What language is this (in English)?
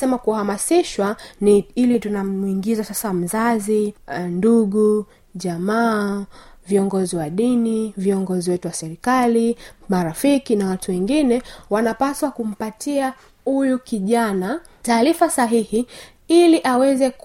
Swahili